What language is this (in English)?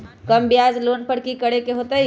Magahi